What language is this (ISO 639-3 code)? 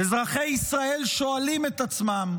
heb